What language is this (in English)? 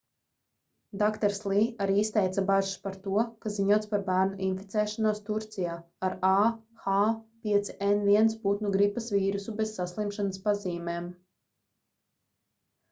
Latvian